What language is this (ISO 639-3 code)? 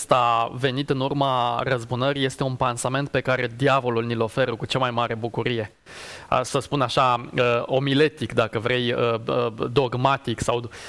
ron